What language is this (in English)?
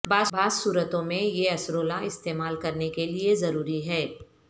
Urdu